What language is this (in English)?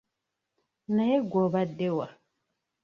Ganda